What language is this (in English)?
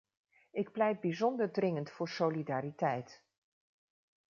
Dutch